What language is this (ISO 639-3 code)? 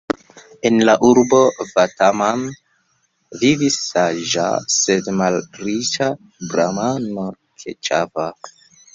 epo